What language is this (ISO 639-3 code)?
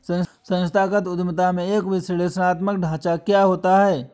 hin